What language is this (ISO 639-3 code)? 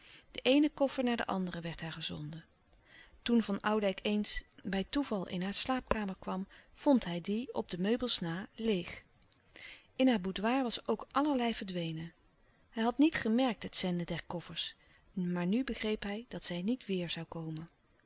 nld